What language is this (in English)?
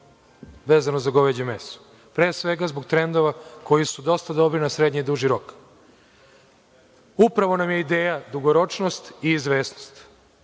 Serbian